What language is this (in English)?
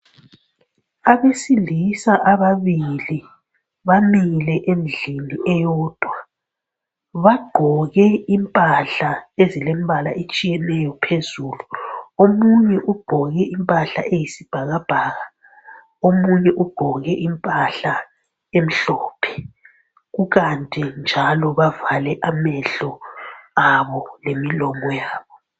North Ndebele